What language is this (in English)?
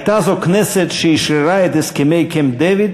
Hebrew